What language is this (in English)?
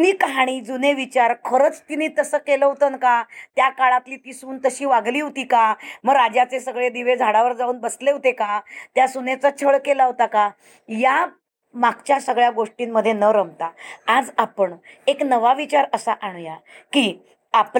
Marathi